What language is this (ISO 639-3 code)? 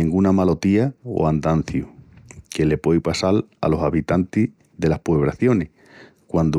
ext